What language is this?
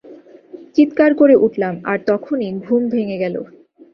Bangla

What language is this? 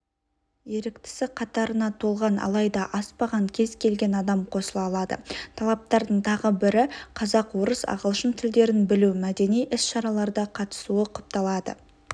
Kazakh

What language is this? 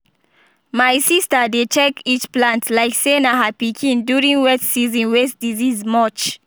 Nigerian Pidgin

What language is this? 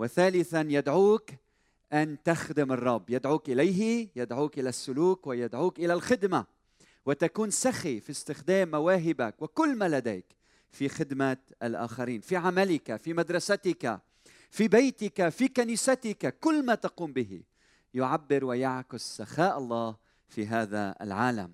Arabic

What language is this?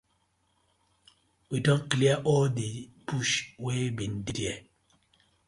Nigerian Pidgin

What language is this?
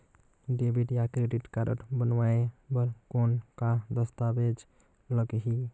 Chhattisgarhi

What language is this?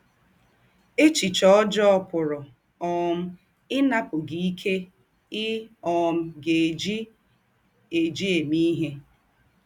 Igbo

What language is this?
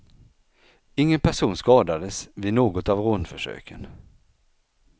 Swedish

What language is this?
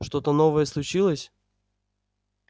Russian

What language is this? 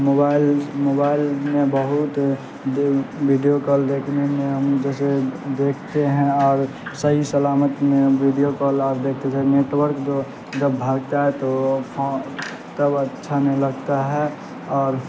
Urdu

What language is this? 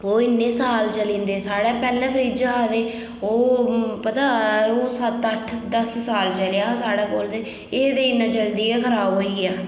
Dogri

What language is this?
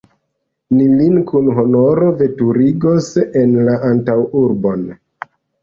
Esperanto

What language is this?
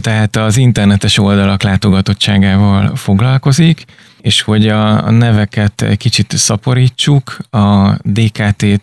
Hungarian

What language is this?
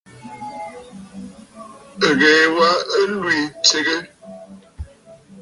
Bafut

